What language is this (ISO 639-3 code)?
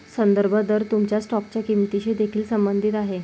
mar